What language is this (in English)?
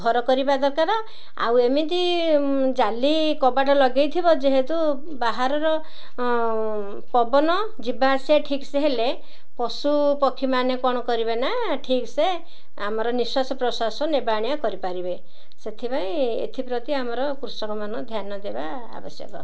Odia